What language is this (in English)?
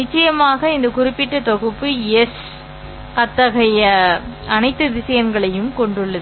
Tamil